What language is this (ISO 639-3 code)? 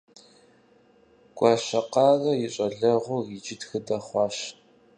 kbd